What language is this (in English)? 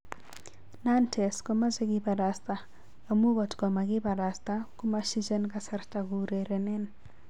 Kalenjin